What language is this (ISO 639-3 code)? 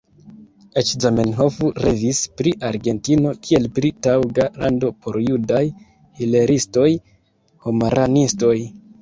epo